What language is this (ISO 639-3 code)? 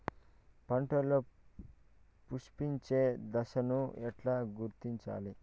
tel